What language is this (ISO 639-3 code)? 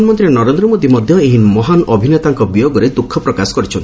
ori